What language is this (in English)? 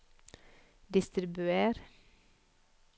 Norwegian